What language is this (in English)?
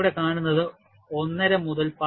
Malayalam